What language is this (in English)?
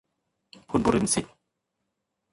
Thai